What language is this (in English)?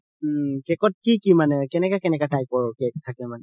Assamese